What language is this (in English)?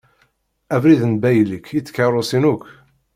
Kabyle